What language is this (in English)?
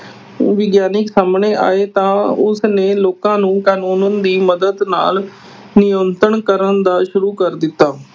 Punjabi